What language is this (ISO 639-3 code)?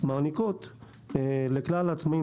heb